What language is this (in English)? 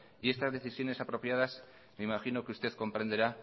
Spanish